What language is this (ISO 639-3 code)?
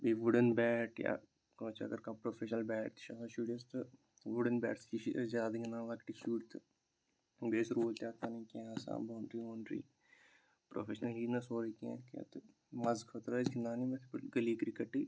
kas